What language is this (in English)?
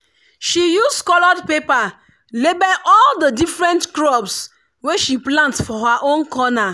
Nigerian Pidgin